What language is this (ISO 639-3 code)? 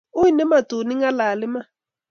kln